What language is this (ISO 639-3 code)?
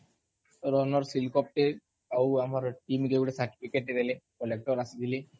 ori